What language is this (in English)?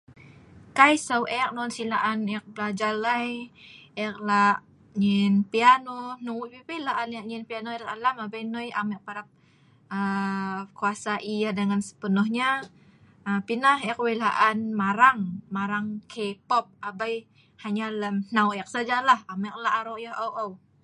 Sa'ban